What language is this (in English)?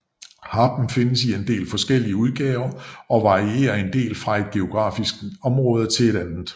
Danish